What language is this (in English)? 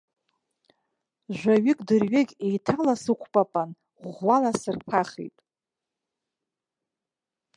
Abkhazian